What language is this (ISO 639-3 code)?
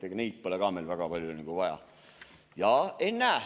est